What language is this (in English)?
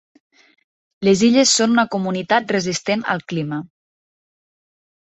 Catalan